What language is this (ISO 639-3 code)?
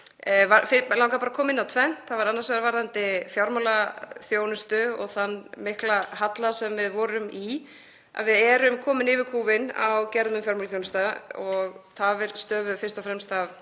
isl